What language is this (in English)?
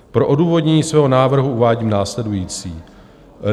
Czech